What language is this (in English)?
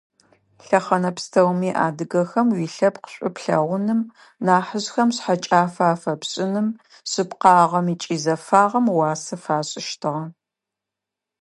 Adyghe